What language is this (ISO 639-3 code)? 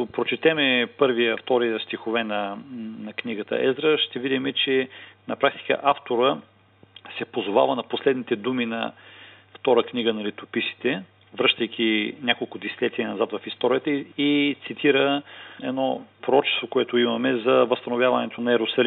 bul